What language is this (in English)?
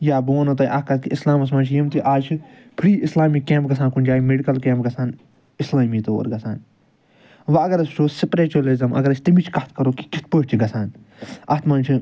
Kashmiri